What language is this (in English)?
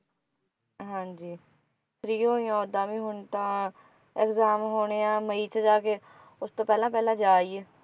Punjabi